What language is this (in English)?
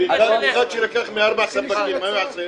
Hebrew